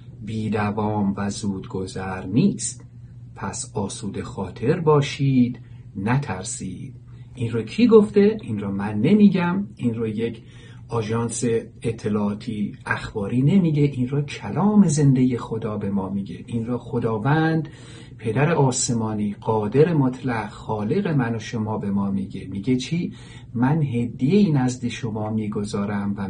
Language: Persian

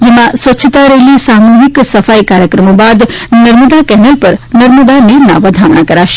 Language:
Gujarati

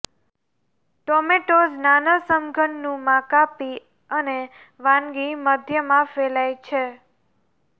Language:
Gujarati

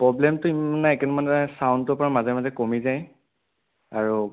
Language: Assamese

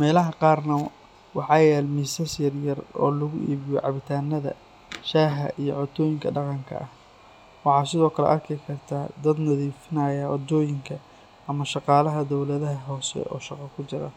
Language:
Somali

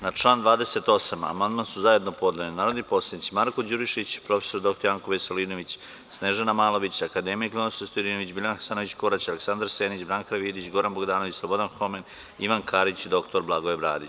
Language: Serbian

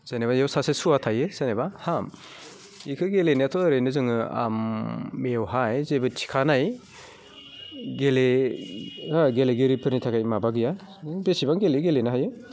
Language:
Bodo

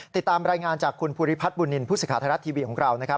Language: Thai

